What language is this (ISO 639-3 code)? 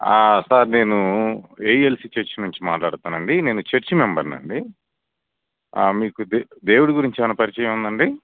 tel